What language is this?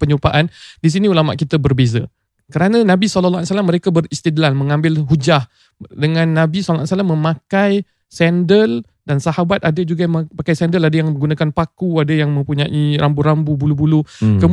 Malay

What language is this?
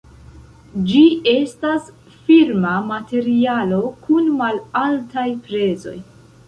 Esperanto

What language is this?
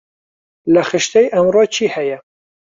Central Kurdish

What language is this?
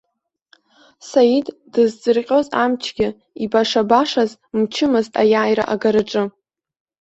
Abkhazian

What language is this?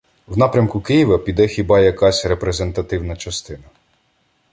Ukrainian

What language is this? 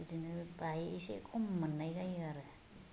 Bodo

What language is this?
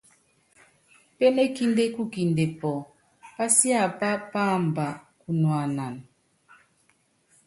Yangben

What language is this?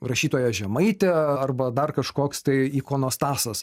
Lithuanian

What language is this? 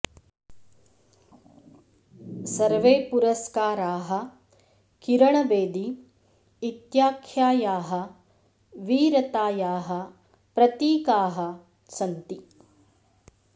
Sanskrit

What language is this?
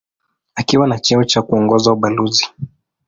Swahili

